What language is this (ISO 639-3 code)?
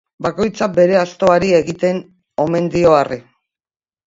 eus